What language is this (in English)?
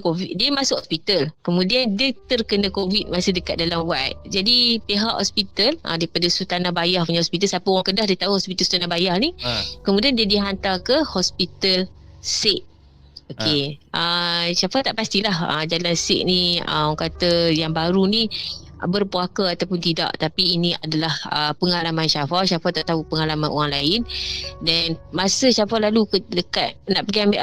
Malay